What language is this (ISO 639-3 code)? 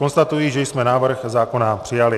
ces